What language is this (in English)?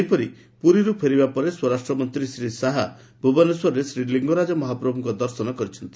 Odia